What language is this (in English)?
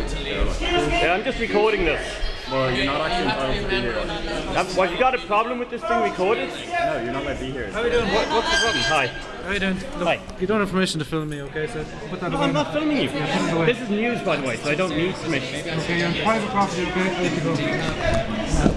English